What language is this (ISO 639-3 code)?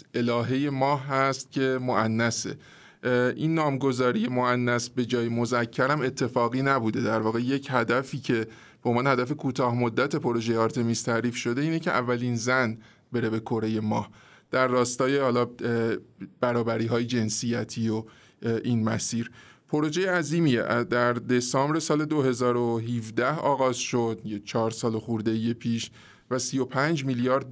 fas